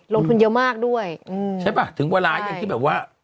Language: Thai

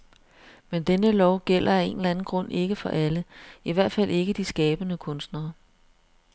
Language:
Danish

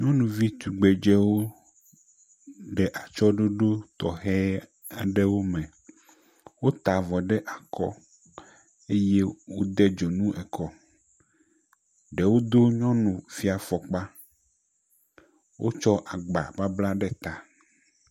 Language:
Ewe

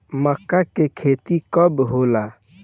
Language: Bhojpuri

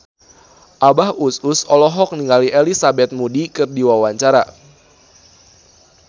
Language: Sundanese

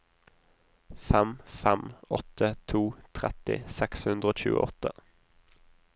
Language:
Norwegian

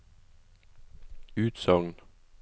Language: Norwegian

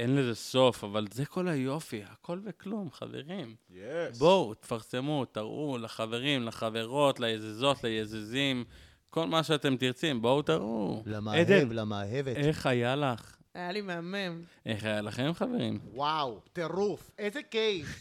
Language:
Hebrew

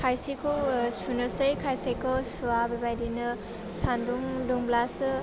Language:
Bodo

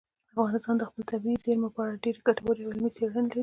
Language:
Pashto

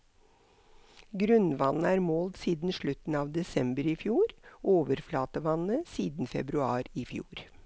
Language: Norwegian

